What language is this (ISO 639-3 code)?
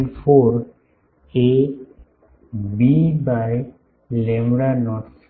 guj